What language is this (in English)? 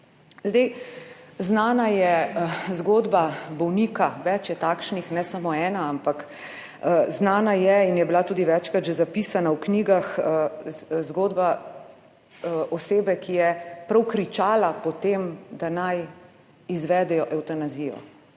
Slovenian